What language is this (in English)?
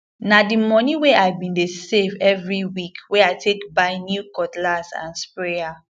Nigerian Pidgin